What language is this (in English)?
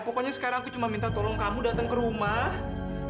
Indonesian